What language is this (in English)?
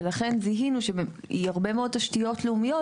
Hebrew